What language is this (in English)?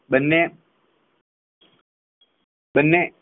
Gujarati